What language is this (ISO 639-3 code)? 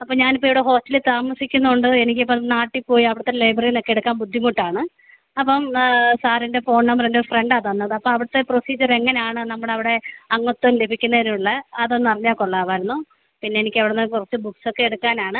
mal